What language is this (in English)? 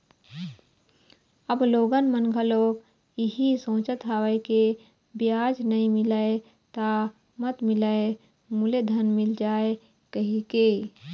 Chhattisgarhi